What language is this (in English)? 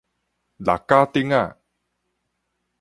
Min Nan Chinese